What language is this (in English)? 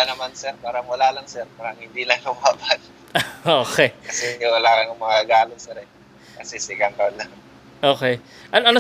Filipino